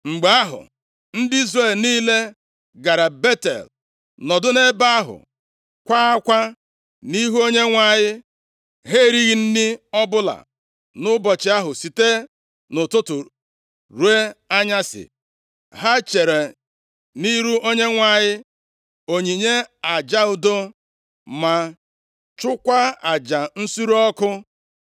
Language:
Igbo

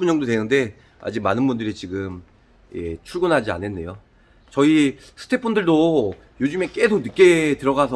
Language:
Korean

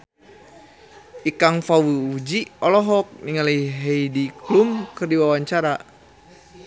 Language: Sundanese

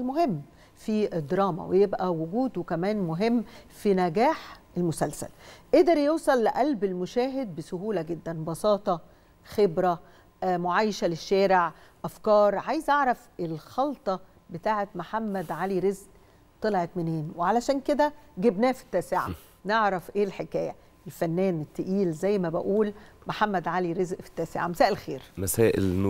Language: Arabic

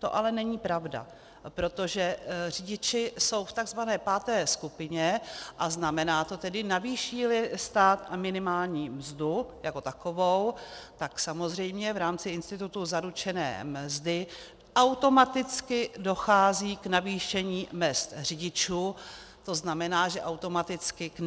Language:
Czech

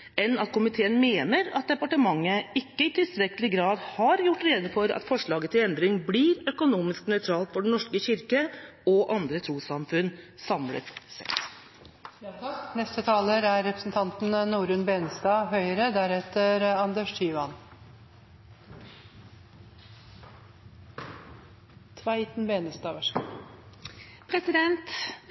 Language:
Norwegian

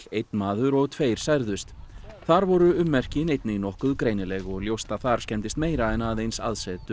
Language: Icelandic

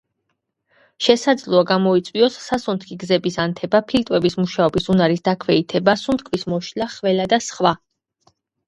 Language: Georgian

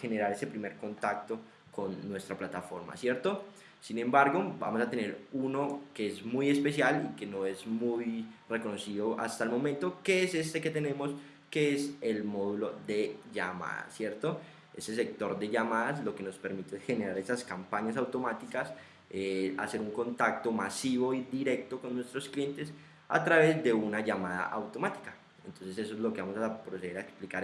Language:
Spanish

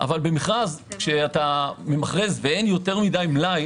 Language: Hebrew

